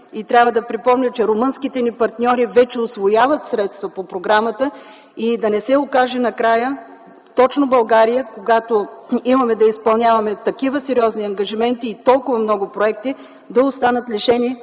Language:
Bulgarian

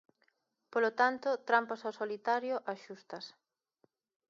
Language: Galician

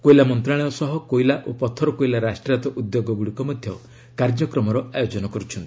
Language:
Odia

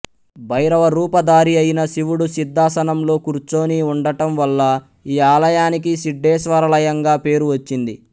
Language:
Telugu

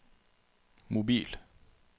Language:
Norwegian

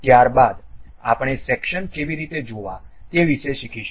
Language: Gujarati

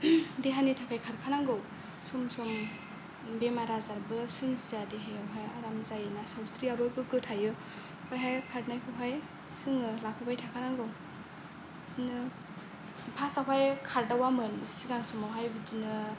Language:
Bodo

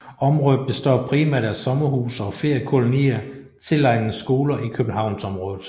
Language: Danish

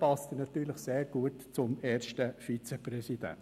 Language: Swiss German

